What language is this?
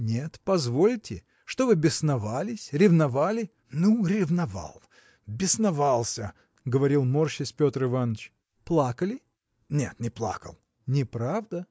Russian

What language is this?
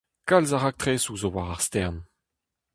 Breton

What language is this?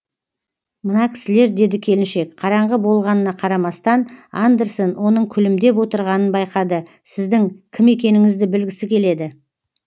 Kazakh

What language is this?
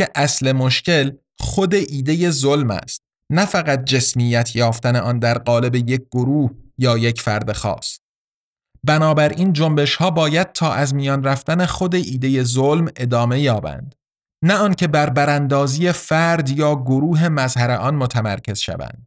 Persian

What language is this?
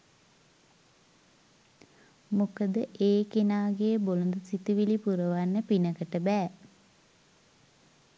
Sinhala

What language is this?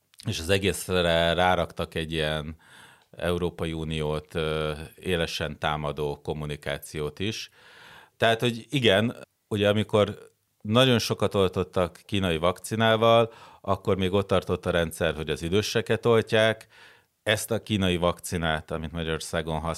Hungarian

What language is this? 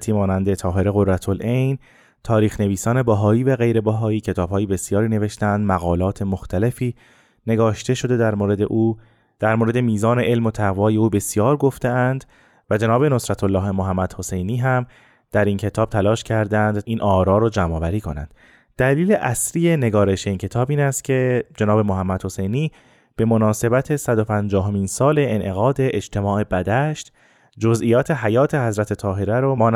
Persian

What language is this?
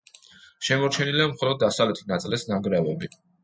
Georgian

